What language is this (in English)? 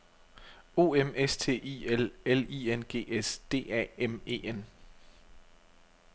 Danish